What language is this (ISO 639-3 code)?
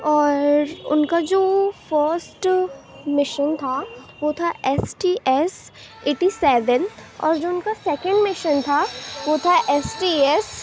urd